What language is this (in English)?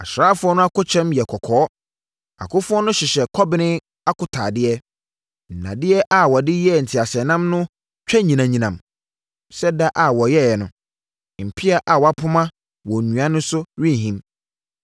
Akan